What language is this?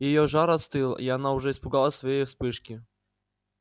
Russian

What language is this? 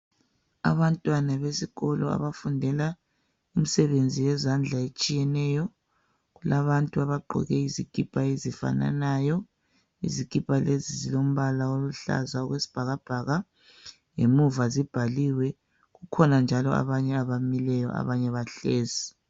North Ndebele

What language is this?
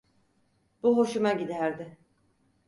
Turkish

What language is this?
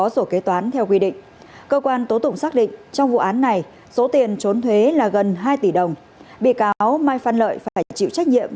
Vietnamese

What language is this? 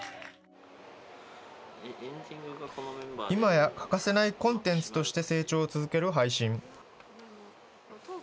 Japanese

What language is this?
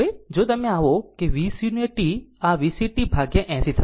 Gujarati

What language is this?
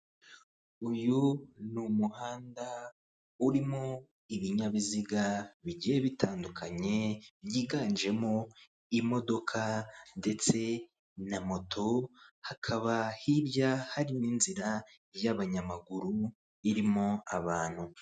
Kinyarwanda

